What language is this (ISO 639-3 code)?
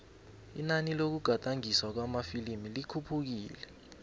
nbl